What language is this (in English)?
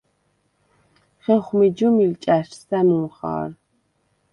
Svan